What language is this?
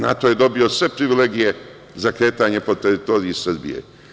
Serbian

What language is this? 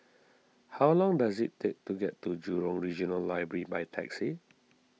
English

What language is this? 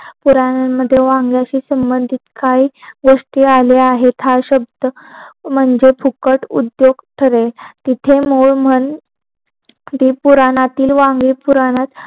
Marathi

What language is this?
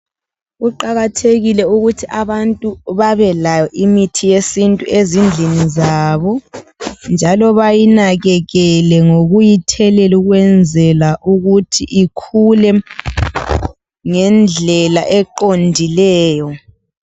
North Ndebele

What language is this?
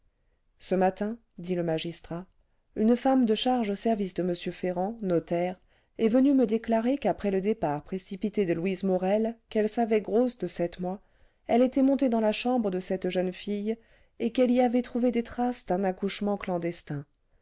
French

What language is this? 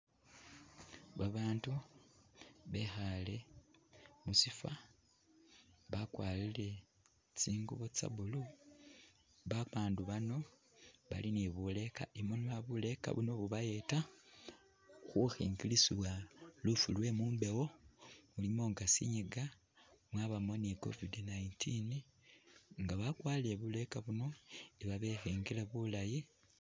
Masaaba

